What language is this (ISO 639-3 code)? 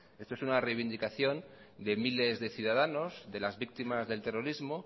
spa